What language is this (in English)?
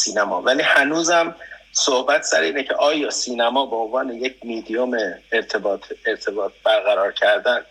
Persian